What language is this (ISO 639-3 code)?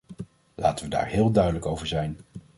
nld